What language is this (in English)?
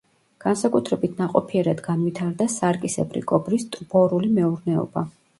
Georgian